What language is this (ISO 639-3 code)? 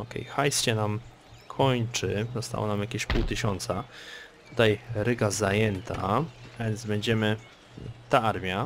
pol